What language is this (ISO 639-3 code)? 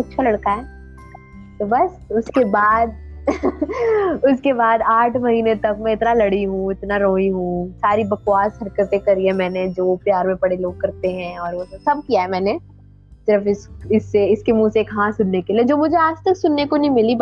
hin